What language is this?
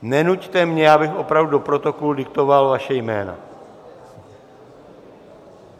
Czech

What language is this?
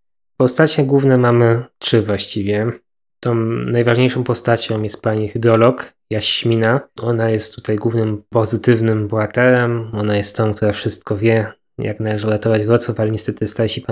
Polish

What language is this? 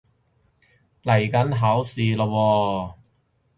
Cantonese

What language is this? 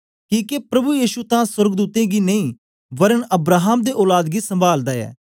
Dogri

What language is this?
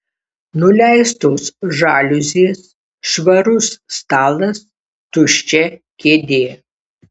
Lithuanian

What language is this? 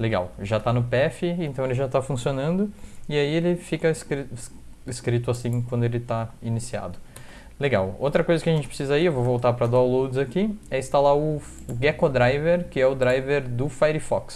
Portuguese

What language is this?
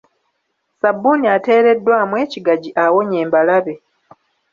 Ganda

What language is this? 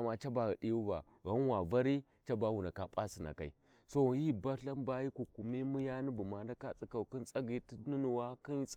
Warji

